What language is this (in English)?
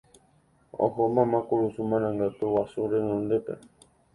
Guarani